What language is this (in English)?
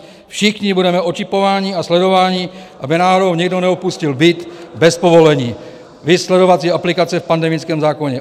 Czech